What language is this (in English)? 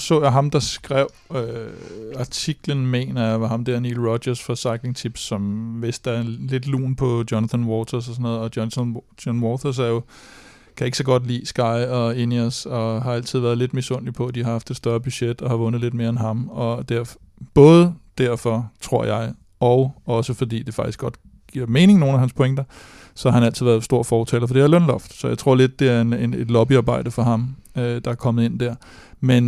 Danish